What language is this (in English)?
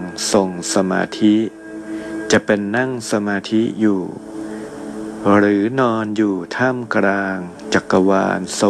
Thai